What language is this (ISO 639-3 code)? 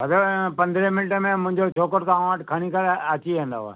snd